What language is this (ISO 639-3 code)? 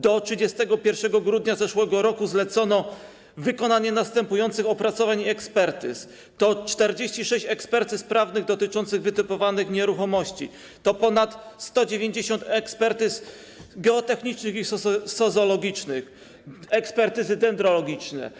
pol